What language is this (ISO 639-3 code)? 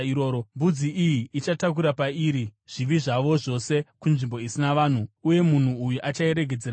sna